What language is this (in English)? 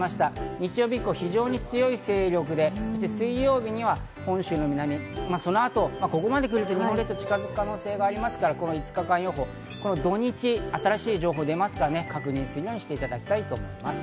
Japanese